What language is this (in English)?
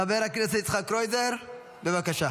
Hebrew